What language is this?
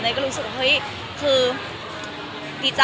Thai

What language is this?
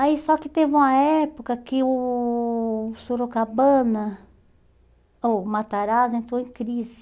Portuguese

